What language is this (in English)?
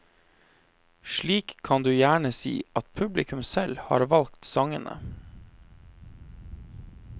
Norwegian